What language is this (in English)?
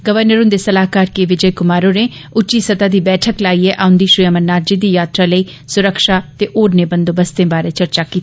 Dogri